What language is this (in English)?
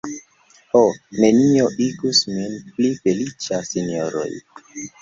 Esperanto